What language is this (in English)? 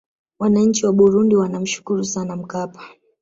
Swahili